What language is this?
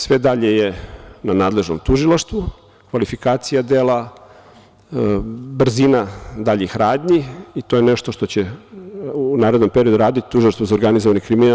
Serbian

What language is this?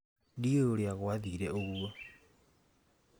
Kikuyu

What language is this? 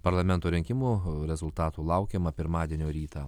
Lithuanian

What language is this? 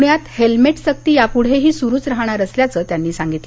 Marathi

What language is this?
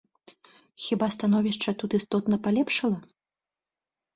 Belarusian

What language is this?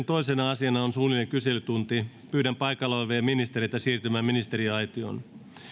Finnish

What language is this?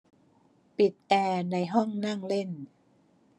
Thai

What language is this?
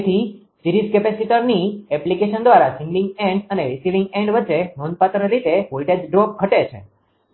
Gujarati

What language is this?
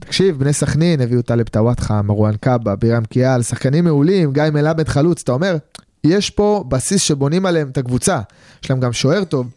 Hebrew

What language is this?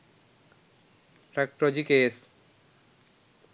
Sinhala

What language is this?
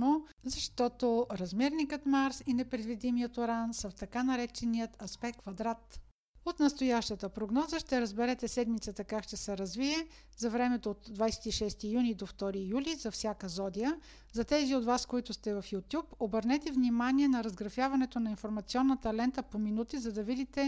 Bulgarian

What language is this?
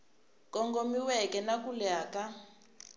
Tsonga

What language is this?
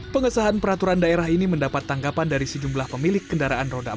Indonesian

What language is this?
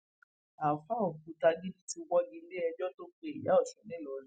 Yoruba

